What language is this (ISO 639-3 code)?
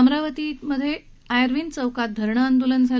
mar